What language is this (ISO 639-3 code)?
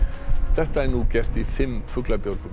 isl